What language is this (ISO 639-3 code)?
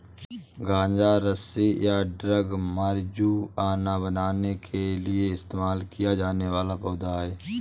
hin